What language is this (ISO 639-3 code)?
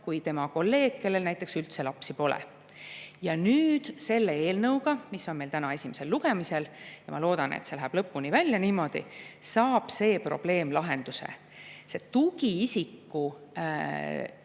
est